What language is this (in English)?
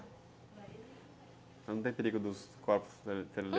Portuguese